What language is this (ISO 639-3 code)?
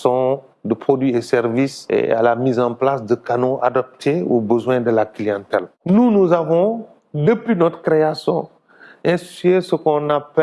fra